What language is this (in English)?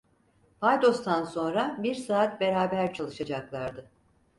Turkish